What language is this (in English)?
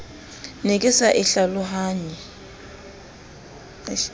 Southern Sotho